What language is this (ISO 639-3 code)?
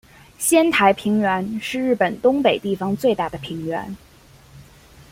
zho